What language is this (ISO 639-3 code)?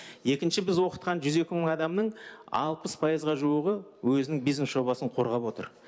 kaz